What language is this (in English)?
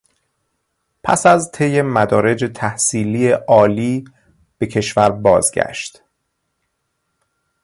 Persian